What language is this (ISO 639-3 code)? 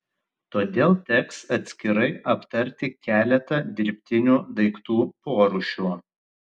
lit